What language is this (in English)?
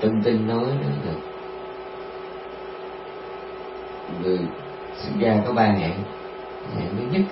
Vietnamese